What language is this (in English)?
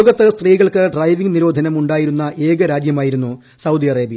Malayalam